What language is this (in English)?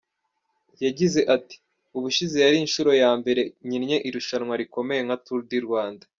Kinyarwanda